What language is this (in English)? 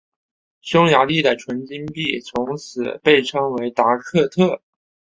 Chinese